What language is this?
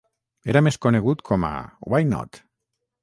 Catalan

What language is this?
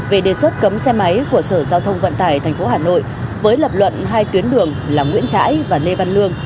Vietnamese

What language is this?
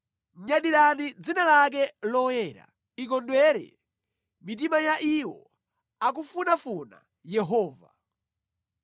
Nyanja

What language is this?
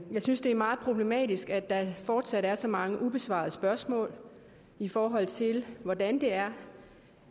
Danish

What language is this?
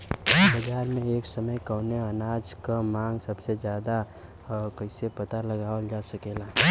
Bhojpuri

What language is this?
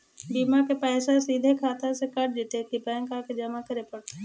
Magahi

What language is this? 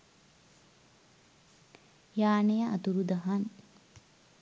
Sinhala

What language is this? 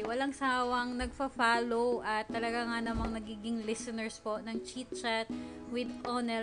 Filipino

